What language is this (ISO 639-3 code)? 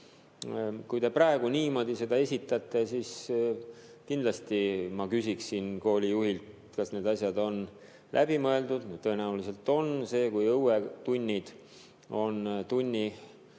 est